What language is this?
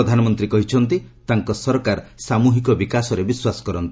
Odia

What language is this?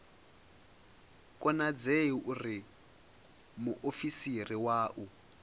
Venda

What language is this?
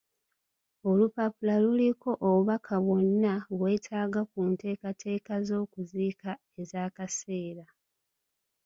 Ganda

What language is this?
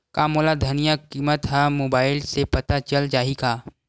Chhattisgarhi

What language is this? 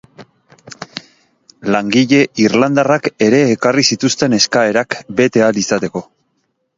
Basque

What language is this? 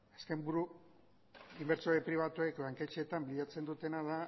Basque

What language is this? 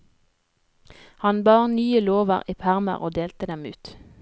Norwegian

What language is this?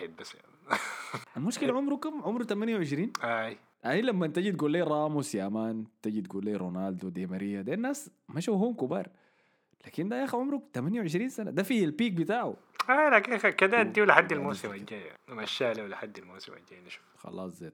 Arabic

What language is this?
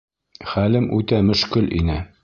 Bashkir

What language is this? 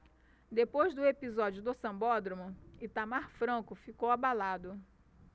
Portuguese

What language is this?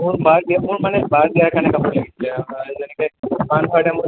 Assamese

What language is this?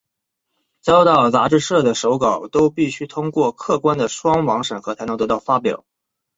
Chinese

